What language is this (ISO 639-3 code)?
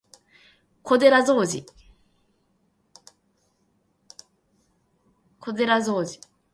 jpn